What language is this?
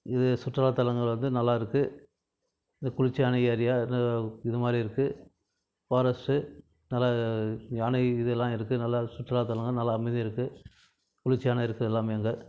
Tamil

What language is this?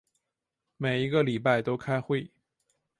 Chinese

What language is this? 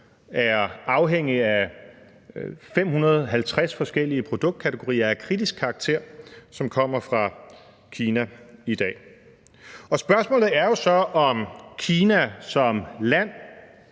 Danish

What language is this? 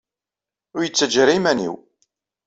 Kabyle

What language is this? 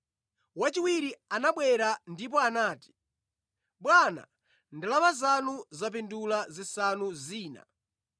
Nyanja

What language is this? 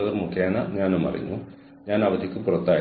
Malayalam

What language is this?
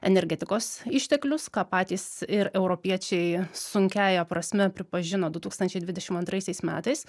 Lithuanian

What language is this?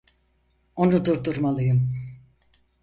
Turkish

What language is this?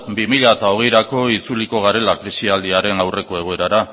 Basque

